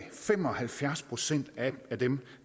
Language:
Danish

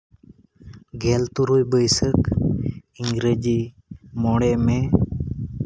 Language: Santali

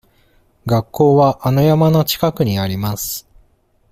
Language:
Japanese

